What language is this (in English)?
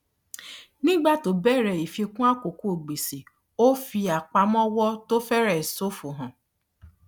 Yoruba